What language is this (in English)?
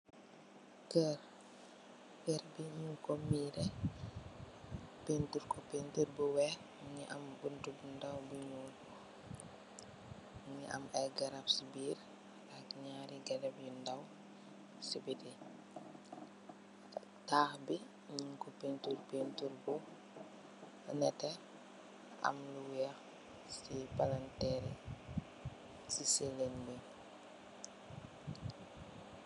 Wolof